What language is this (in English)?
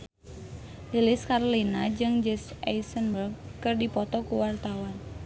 Sundanese